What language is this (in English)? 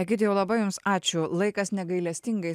Lithuanian